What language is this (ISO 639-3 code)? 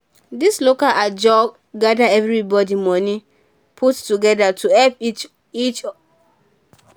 pcm